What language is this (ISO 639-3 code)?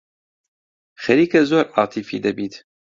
ckb